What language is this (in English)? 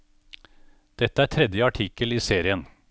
Norwegian